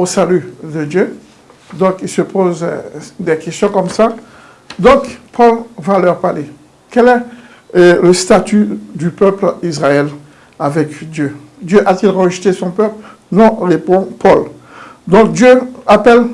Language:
French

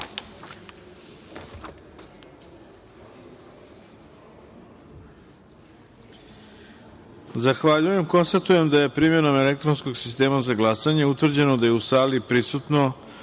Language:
Serbian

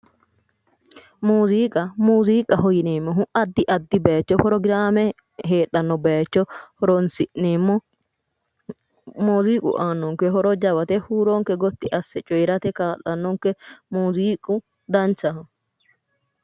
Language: Sidamo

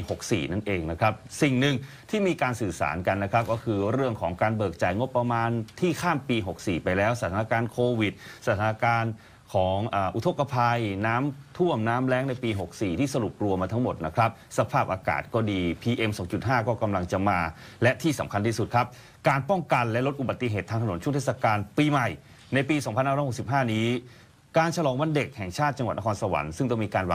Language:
Thai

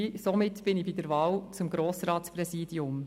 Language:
Swiss German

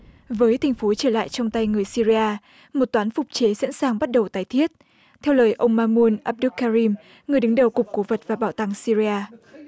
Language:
Vietnamese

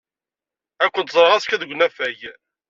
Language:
Kabyle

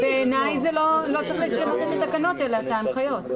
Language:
Hebrew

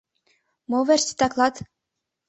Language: Mari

